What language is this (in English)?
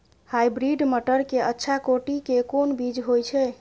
Maithili